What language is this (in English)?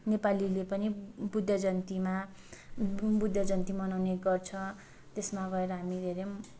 Nepali